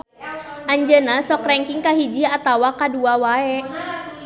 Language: Sundanese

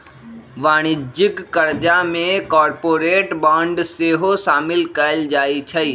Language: Magahi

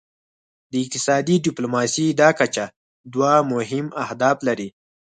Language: Pashto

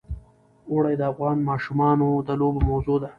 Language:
Pashto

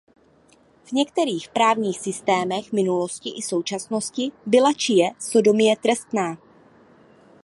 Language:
Czech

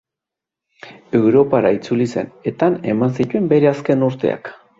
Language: Basque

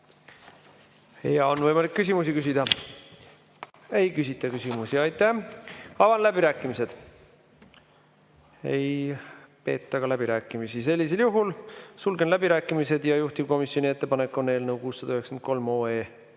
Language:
Estonian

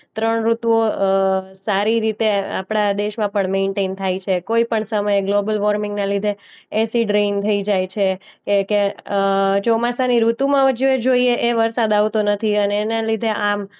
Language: Gujarati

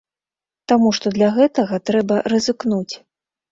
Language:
Belarusian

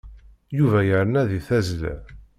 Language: Kabyle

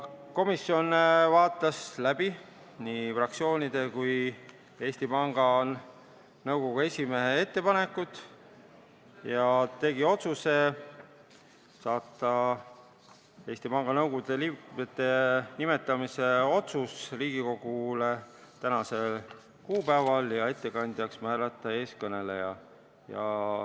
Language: Estonian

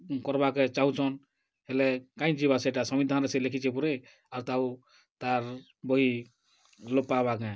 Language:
Odia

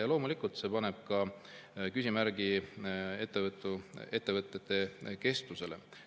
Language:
Estonian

